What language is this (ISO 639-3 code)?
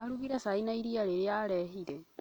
kik